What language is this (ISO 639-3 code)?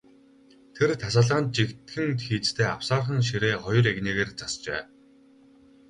mon